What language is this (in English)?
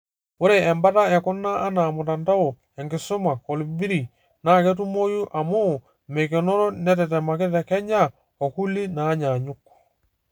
Masai